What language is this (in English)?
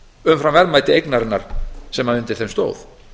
Icelandic